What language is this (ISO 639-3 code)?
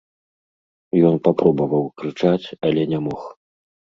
bel